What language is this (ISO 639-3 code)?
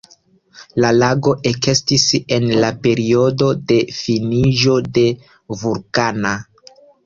epo